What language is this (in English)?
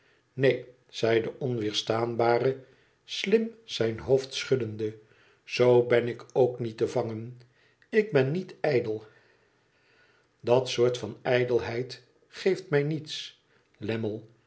Dutch